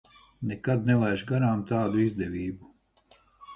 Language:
Latvian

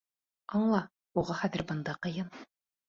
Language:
Bashkir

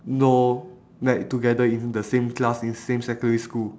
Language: English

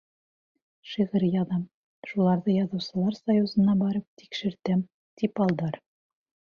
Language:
Bashkir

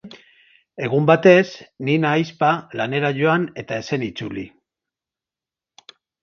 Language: Basque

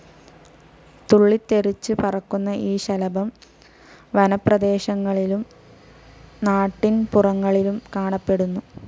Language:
Malayalam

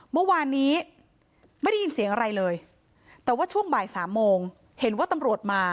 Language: Thai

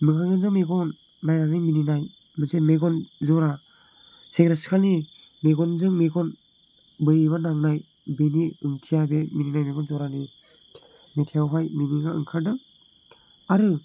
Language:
Bodo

